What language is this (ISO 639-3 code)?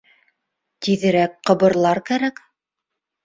bak